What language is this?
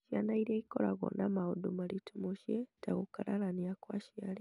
Kikuyu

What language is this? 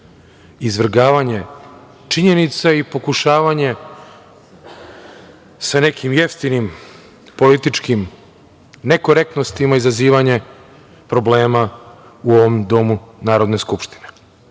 Serbian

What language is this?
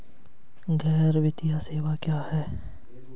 Hindi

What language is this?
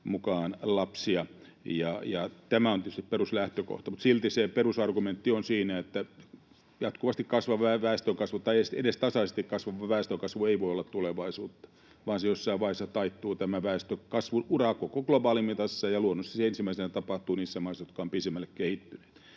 Finnish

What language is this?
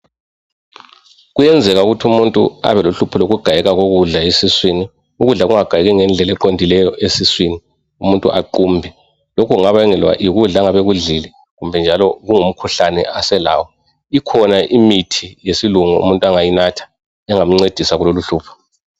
North Ndebele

